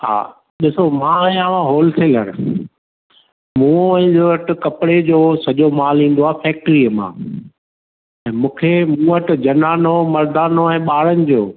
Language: Sindhi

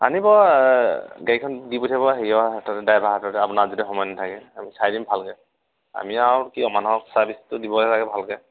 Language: Assamese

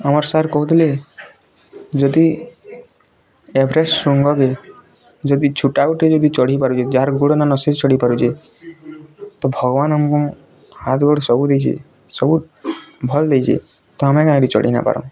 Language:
Odia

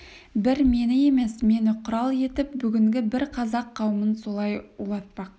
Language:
Kazakh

